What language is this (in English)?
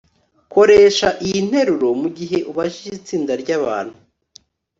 Kinyarwanda